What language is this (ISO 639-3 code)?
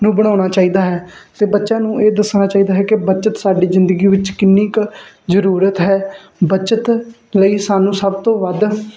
pan